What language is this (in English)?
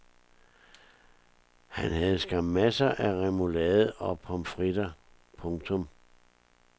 Danish